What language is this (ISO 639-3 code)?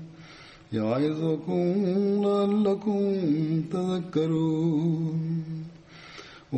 tam